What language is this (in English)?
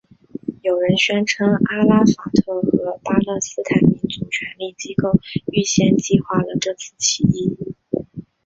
Chinese